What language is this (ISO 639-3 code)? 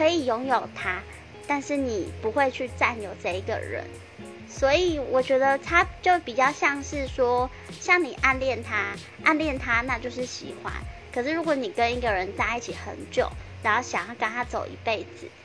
zho